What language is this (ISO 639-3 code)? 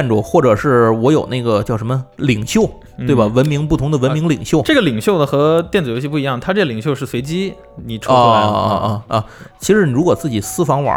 zho